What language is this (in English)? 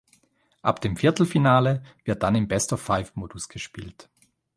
German